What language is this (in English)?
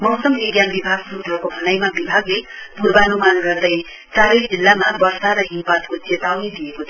Nepali